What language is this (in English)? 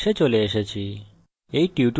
Bangla